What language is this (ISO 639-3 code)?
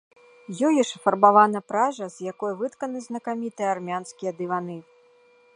bel